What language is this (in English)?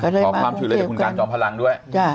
Thai